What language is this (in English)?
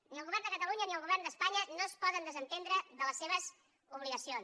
Catalan